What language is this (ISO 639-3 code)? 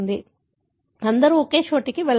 tel